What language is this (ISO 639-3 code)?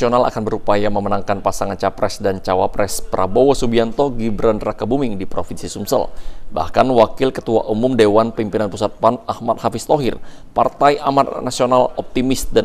ind